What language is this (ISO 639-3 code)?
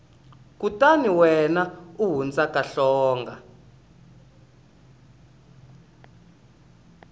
tso